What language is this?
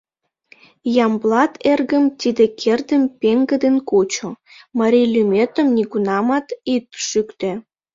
Mari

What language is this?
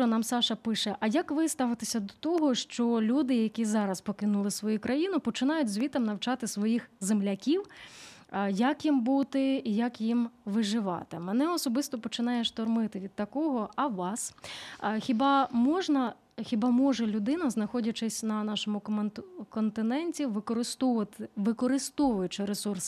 Ukrainian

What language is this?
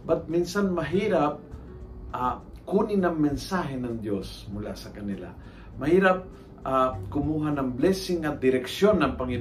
Filipino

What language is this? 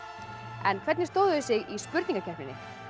Icelandic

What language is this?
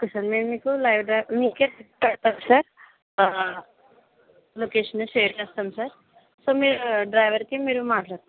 Telugu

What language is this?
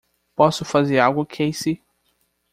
Portuguese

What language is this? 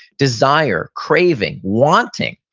English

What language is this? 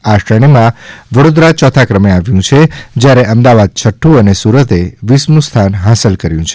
Gujarati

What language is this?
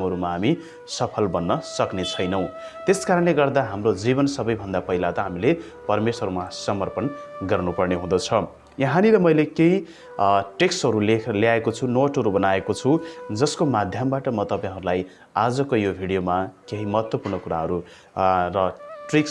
Nepali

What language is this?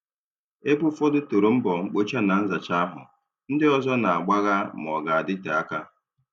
Igbo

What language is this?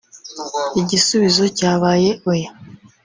Kinyarwanda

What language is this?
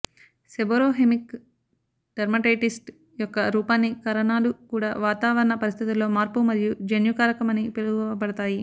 Telugu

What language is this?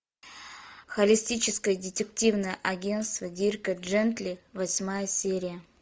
Russian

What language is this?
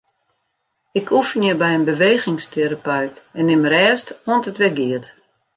Western Frisian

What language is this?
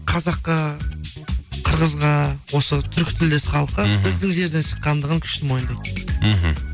Kazakh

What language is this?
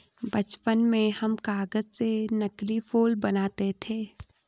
Hindi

